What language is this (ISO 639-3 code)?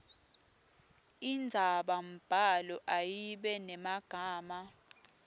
ssw